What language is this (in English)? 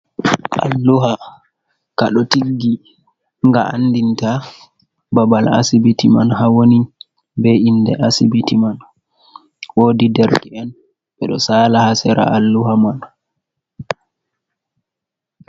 Fula